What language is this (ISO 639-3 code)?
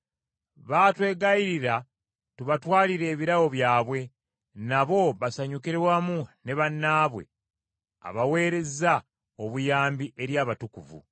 lug